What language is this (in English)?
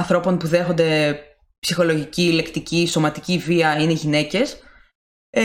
Greek